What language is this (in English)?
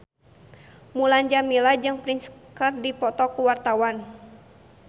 Sundanese